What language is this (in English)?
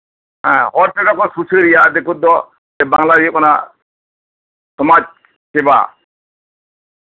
Santali